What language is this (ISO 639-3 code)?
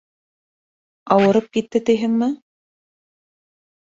bak